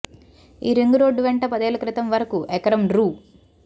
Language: Telugu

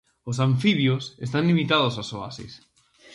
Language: Galician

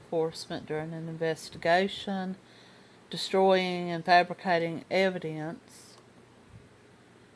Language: English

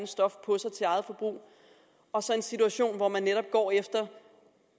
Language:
Danish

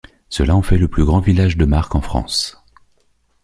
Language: French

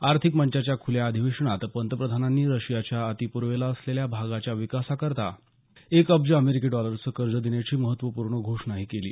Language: Marathi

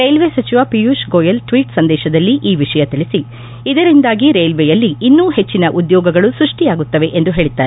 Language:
Kannada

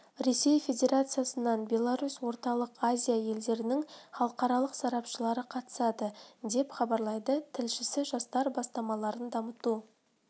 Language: Kazakh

